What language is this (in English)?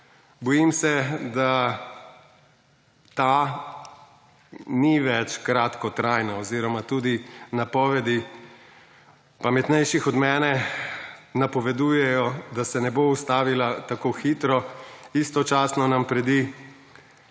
Slovenian